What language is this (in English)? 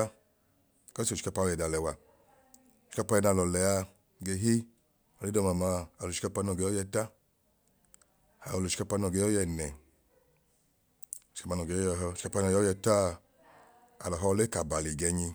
Idoma